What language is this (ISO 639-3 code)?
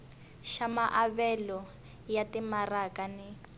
tso